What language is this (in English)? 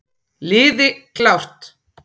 Icelandic